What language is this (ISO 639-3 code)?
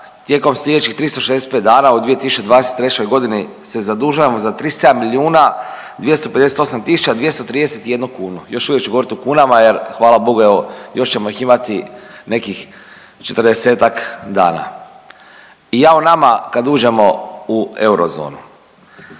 hrv